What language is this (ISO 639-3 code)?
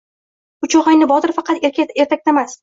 uzb